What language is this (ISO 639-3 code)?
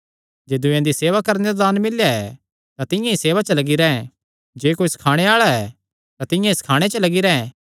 xnr